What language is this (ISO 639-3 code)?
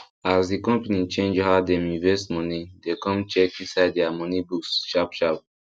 pcm